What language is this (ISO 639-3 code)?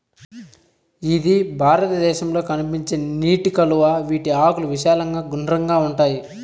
tel